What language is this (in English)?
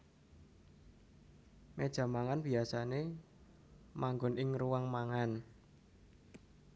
Javanese